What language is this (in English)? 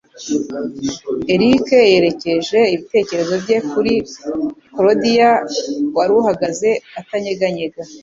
Kinyarwanda